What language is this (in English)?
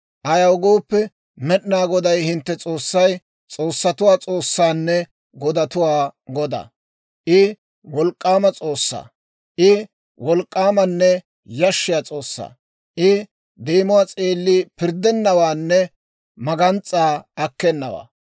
Dawro